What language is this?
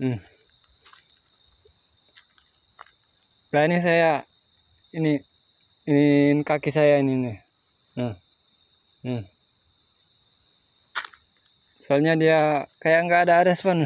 Indonesian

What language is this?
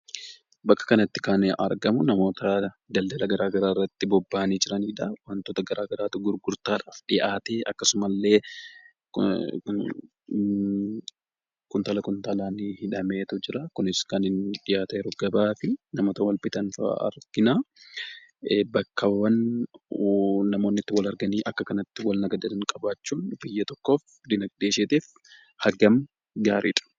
Oromo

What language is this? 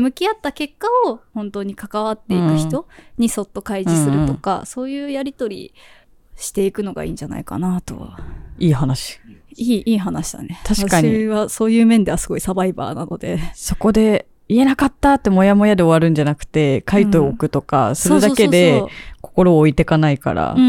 Japanese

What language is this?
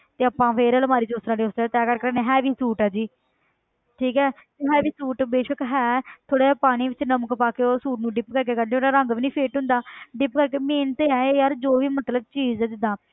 Punjabi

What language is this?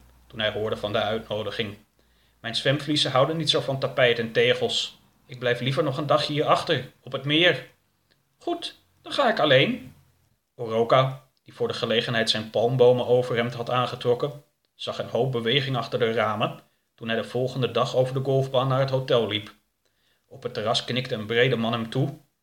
Dutch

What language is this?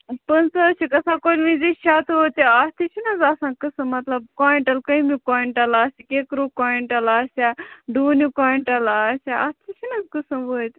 Kashmiri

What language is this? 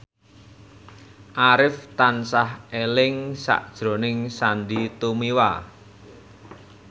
Javanese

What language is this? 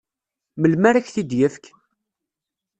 Kabyle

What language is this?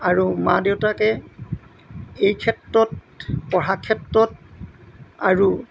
Assamese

